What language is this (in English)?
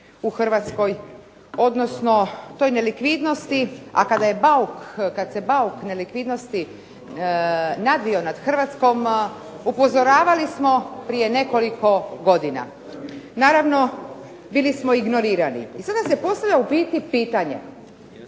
Croatian